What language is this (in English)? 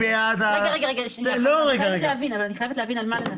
Hebrew